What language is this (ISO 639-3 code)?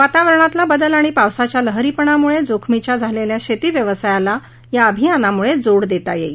mar